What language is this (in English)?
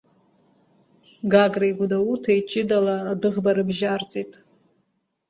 Abkhazian